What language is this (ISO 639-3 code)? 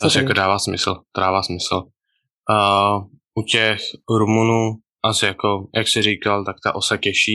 ces